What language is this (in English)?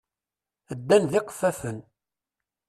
Kabyle